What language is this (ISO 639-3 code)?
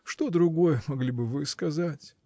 rus